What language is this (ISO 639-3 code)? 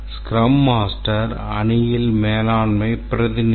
tam